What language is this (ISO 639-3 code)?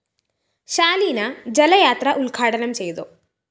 mal